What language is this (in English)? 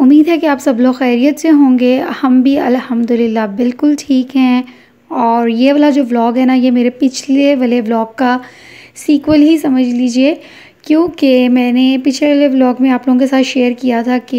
Hindi